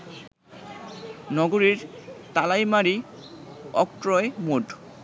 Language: Bangla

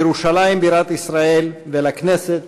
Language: Hebrew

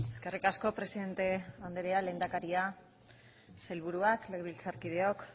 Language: Basque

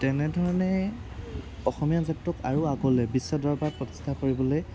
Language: Assamese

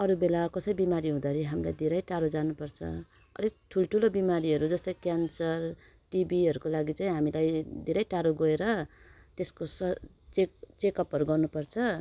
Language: Nepali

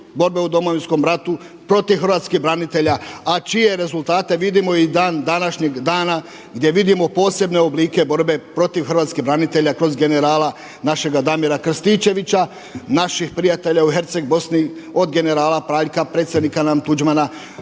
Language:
Croatian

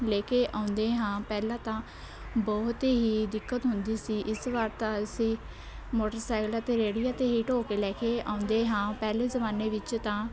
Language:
Punjabi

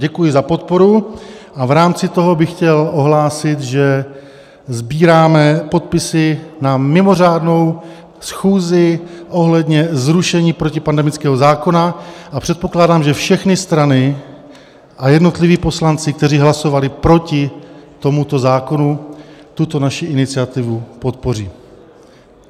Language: Czech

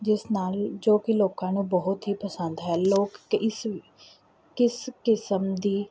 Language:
Punjabi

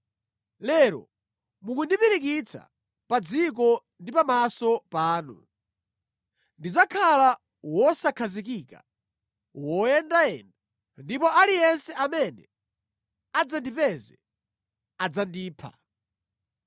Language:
Nyanja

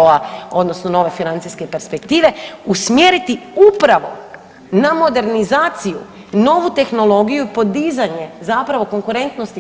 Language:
Croatian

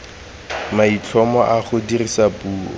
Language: Tswana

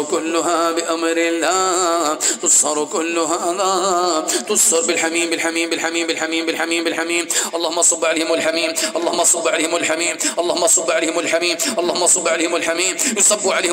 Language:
Arabic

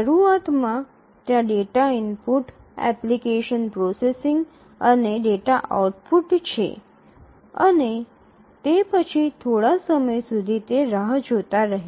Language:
Gujarati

